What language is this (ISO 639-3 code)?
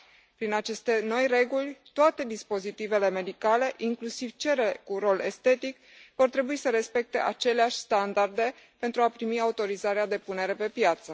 ron